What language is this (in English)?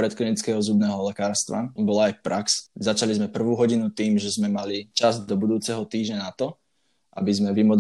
Slovak